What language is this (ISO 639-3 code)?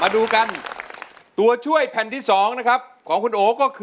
tha